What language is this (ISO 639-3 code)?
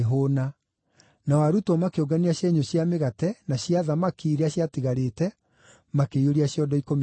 kik